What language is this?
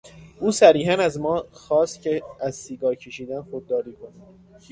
Persian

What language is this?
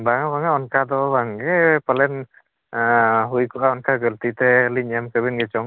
Santali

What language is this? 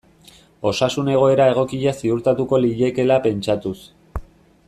Basque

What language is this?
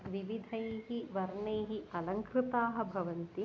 Sanskrit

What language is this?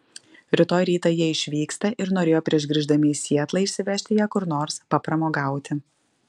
Lithuanian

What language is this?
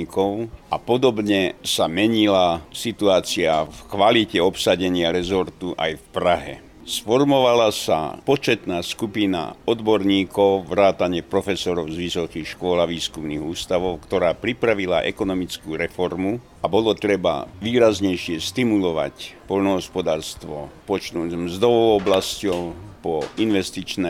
Slovak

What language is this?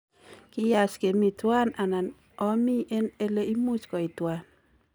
Kalenjin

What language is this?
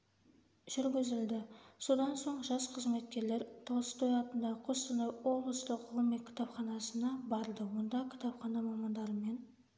Kazakh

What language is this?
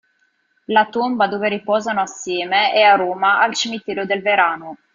Italian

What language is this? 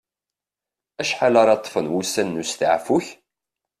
Kabyle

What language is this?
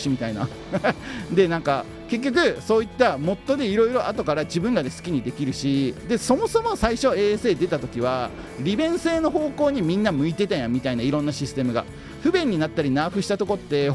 Japanese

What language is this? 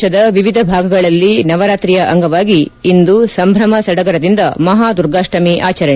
Kannada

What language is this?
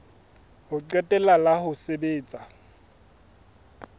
Southern Sotho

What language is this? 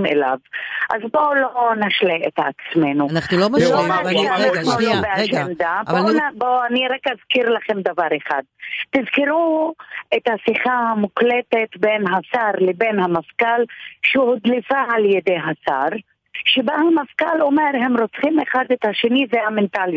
Hebrew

